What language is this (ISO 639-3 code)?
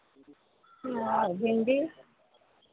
mai